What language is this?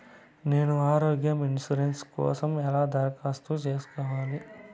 Telugu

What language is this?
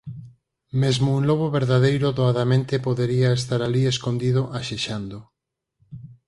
Galician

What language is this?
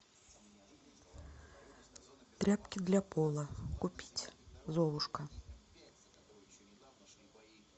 Russian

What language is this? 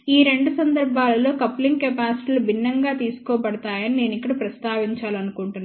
Telugu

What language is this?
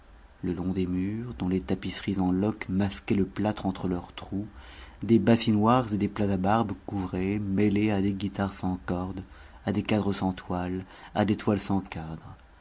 French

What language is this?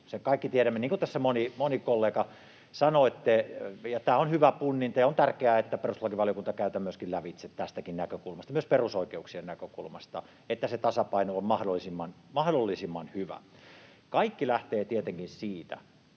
Finnish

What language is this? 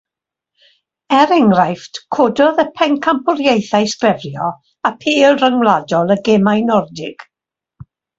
Welsh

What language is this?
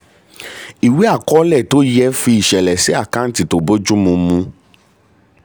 Yoruba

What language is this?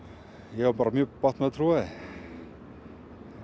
Icelandic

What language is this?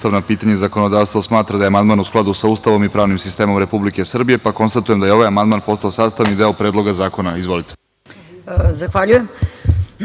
Serbian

